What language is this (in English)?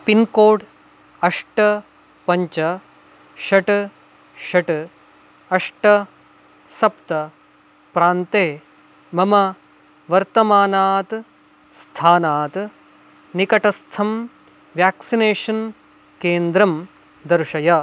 Sanskrit